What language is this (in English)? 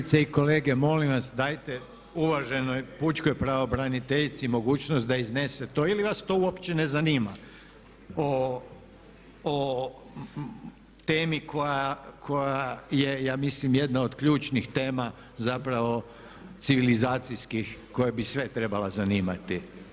Croatian